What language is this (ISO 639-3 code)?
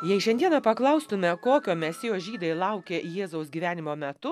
lit